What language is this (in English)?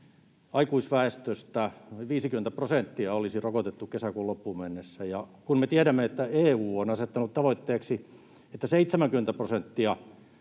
Finnish